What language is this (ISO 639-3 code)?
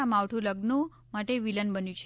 guj